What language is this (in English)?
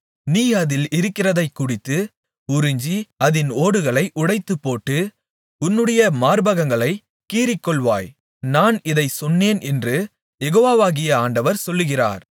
Tamil